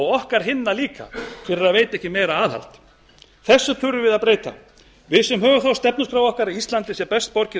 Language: Icelandic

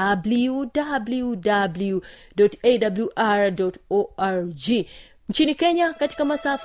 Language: Swahili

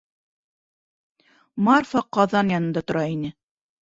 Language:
Bashkir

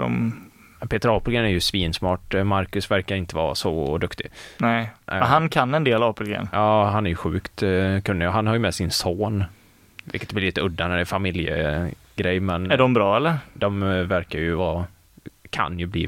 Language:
Swedish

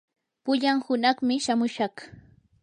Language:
Yanahuanca Pasco Quechua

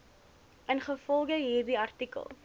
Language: Afrikaans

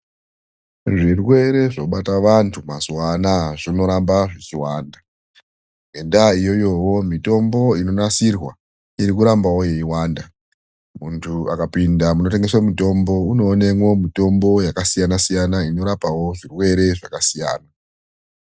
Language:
Ndau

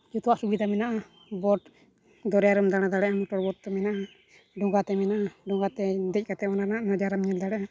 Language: Santali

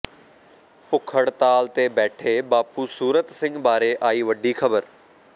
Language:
Punjabi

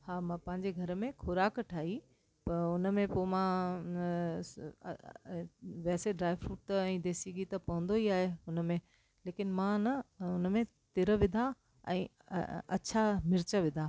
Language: Sindhi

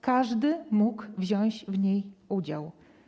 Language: Polish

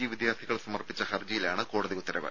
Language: Malayalam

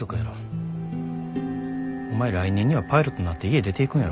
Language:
Japanese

